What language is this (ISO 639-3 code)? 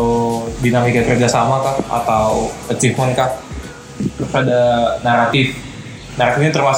ind